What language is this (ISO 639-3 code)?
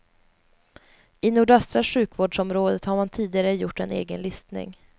swe